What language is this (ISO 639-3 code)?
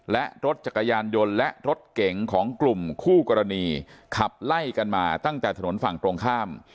tha